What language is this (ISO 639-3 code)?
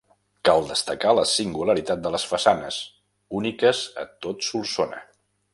cat